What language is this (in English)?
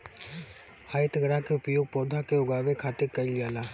Bhojpuri